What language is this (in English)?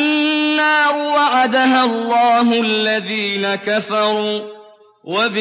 Arabic